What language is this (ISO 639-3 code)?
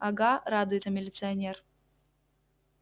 rus